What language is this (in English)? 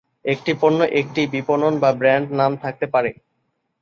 Bangla